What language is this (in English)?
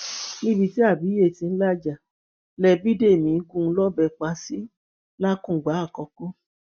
Yoruba